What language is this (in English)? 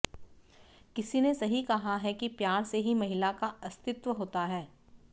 Hindi